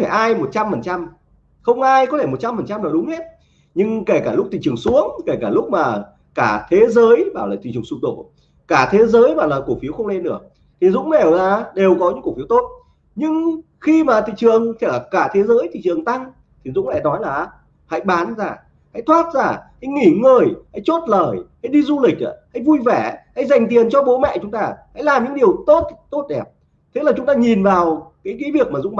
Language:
Vietnamese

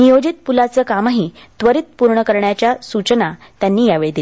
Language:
Marathi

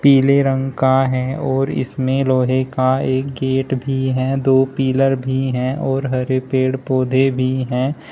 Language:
Hindi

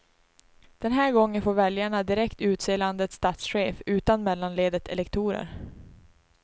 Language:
Swedish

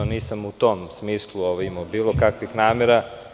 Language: Serbian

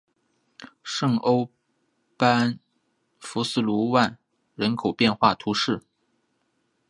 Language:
Chinese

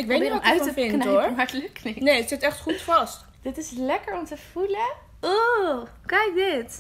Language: Dutch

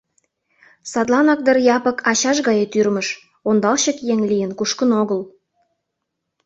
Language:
Mari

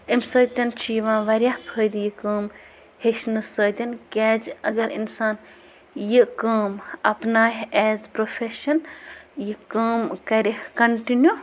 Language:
Kashmiri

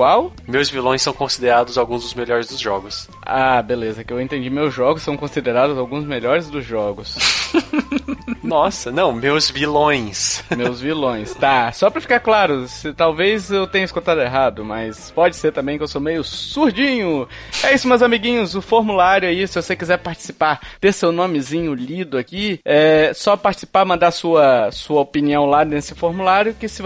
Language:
Portuguese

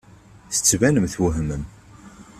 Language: Kabyle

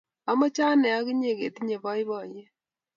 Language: Kalenjin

